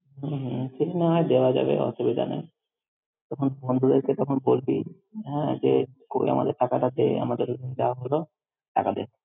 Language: Bangla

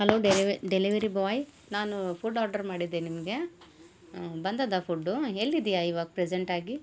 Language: Kannada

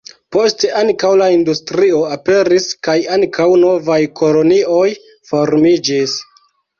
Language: Esperanto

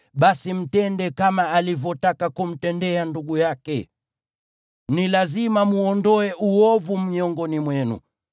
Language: Swahili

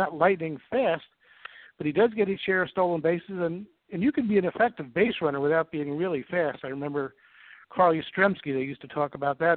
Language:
English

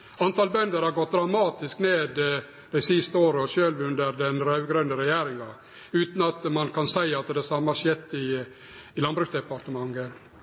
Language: Norwegian Nynorsk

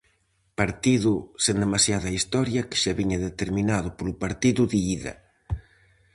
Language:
Galician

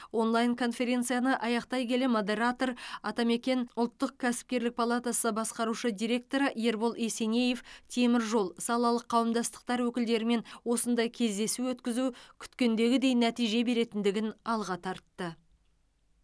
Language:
Kazakh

